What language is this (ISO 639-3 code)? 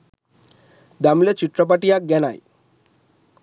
sin